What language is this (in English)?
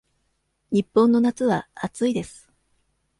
Japanese